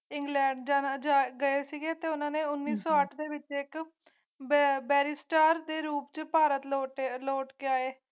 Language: Punjabi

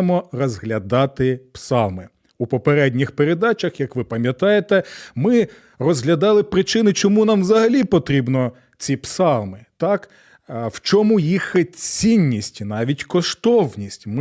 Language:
Ukrainian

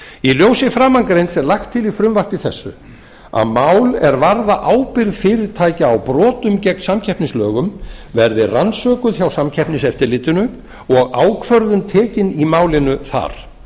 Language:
Icelandic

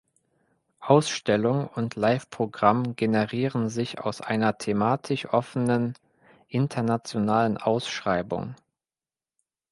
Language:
German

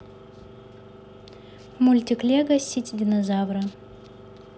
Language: Russian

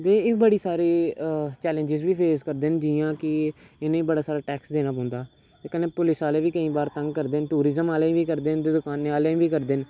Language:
Dogri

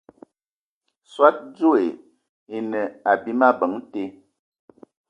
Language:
Ewondo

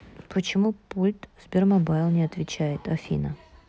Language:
Russian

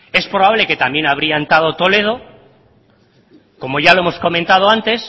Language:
Spanish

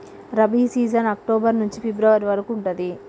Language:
Telugu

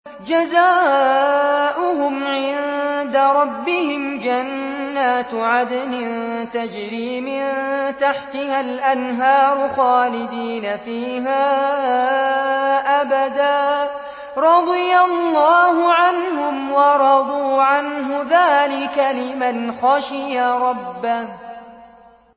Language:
Arabic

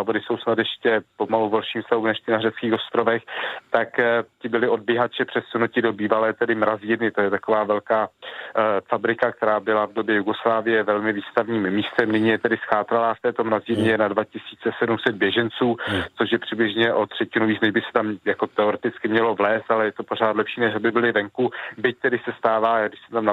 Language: Czech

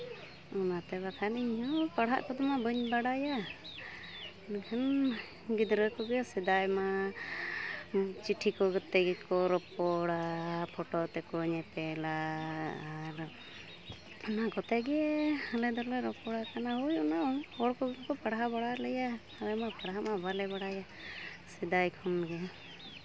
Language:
Santali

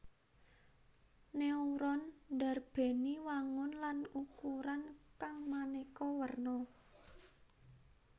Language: Javanese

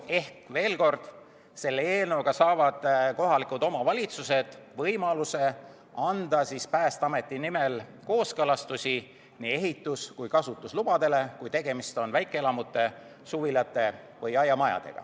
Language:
Estonian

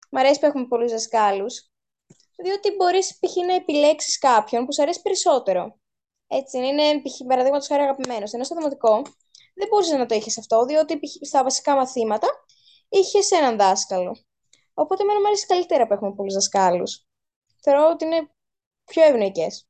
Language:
Greek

